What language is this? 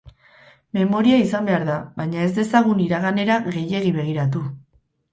Basque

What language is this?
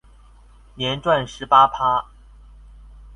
Chinese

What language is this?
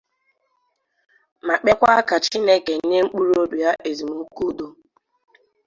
Igbo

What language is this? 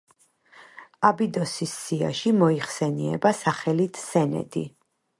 Georgian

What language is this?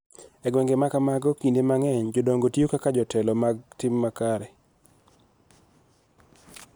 Luo (Kenya and Tanzania)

